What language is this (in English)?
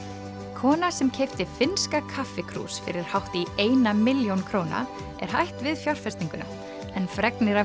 Icelandic